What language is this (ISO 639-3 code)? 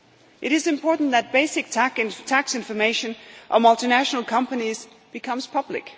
eng